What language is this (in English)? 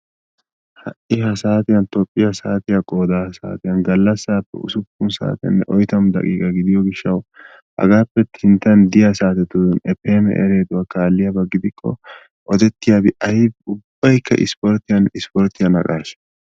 Wolaytta